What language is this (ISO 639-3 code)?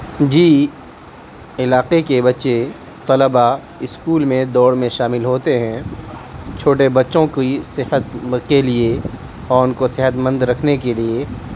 urd